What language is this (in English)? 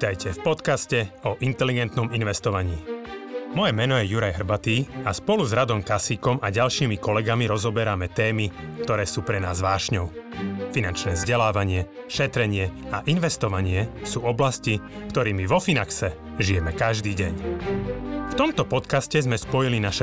Slovak